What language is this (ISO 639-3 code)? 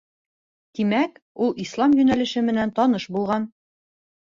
bak